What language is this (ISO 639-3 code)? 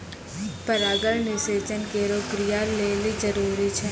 mai